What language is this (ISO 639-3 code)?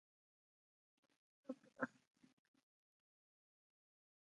ind